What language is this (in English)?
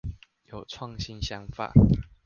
Chinese